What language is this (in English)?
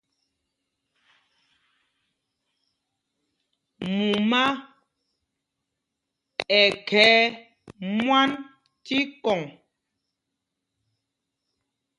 Mpumpong